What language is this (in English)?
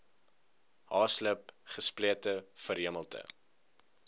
Afrikaans